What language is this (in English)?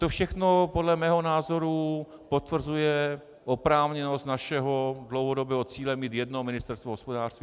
Czech